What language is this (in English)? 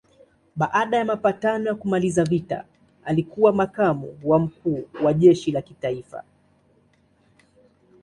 Swahili